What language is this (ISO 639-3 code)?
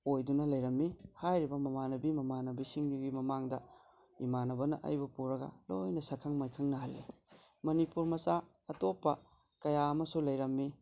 mni